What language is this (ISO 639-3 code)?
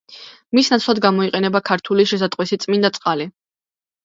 kat